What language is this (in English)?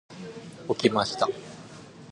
Japanese